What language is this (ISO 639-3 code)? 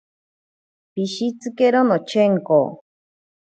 prq